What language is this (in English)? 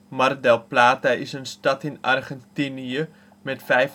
Dutch